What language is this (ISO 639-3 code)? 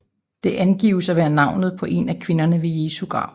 dan